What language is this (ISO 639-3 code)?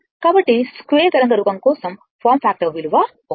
tel